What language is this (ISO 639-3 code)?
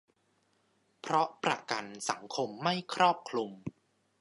tha